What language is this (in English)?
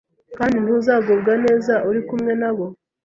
Kinyarwanda